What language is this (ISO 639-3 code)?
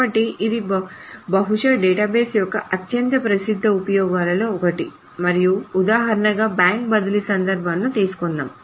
tel